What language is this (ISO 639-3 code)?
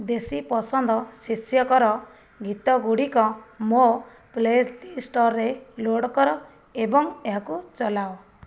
ori